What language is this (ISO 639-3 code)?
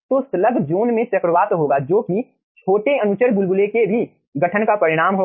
hin